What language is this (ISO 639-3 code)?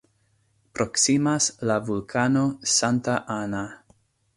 epo